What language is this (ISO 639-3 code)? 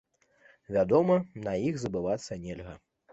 bel